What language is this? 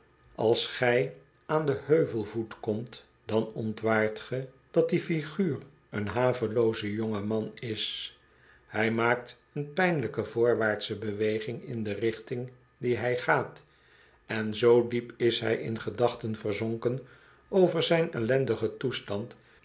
Dutch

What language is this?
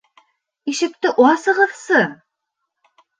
Bashkir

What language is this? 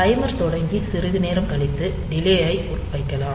Tamil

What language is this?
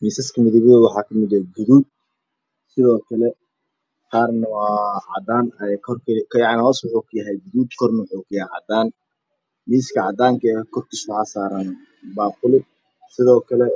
Somali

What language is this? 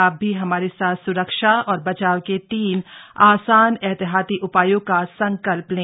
Hindi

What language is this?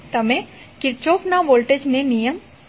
Gujarati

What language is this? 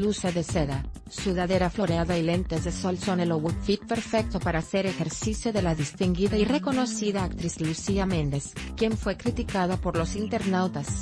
Spanish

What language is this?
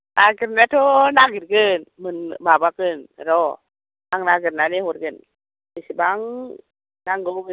Bodo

